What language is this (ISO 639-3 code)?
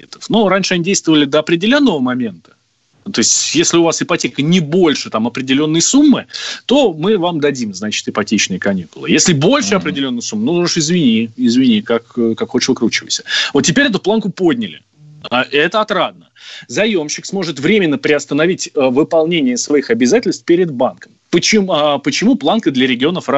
rus